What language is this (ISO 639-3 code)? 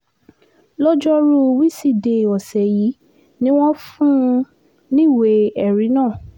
yor